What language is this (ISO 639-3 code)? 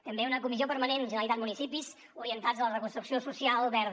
cat